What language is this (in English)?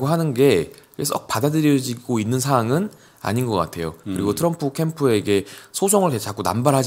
Korean